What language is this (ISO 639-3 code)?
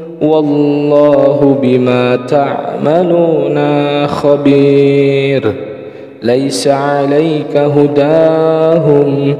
ara